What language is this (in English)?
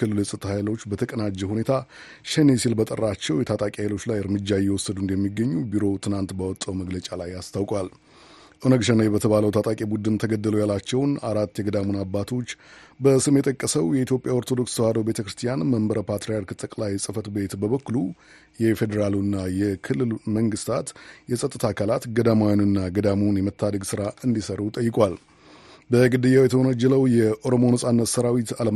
Amharic